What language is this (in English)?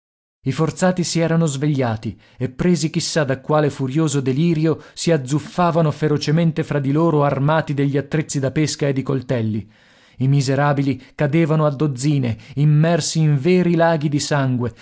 Italian